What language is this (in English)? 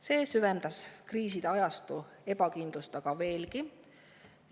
Estonian